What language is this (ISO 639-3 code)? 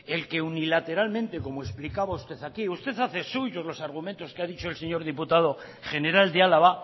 spa